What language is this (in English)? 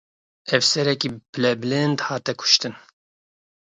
Kurdish